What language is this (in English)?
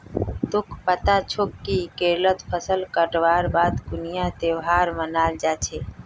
Magahi